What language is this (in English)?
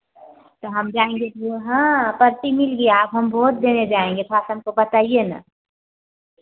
Hindi